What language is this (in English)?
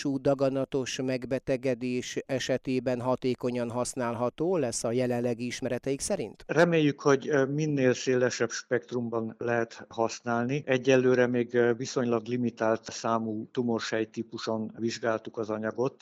Hungarian